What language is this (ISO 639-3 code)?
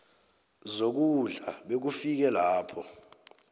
nbl